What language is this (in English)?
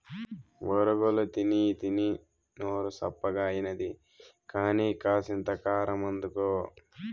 Telugu